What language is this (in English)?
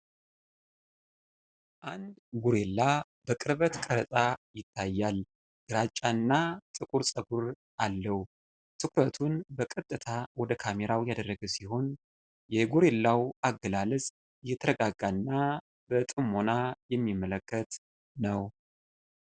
Amharic